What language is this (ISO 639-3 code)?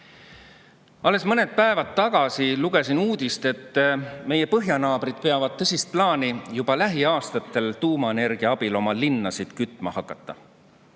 est